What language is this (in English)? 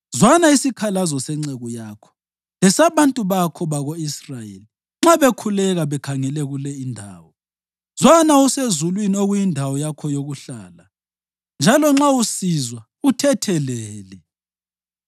North Ndebele